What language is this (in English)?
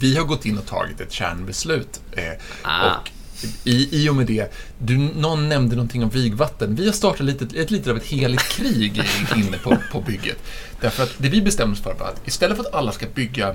Swedish